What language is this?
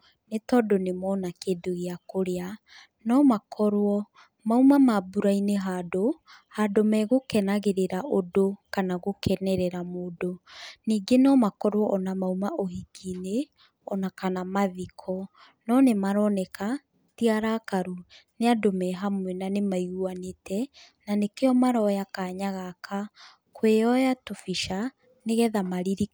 Kikuyu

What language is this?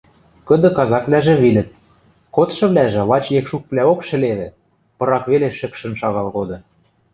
Western Mari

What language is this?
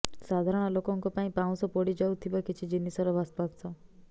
Odia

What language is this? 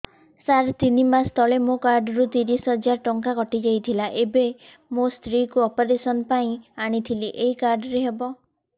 Odia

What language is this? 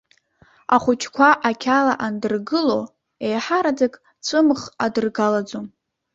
Abkhazian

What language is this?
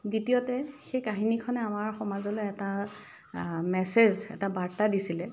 Assamese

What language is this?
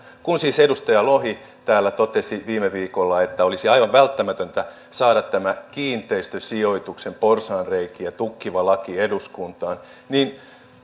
Finnish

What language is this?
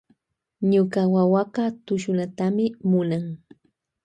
Loja Highland Quichua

